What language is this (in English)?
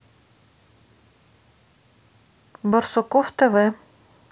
Russian